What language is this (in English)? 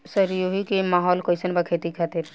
Bhojpuri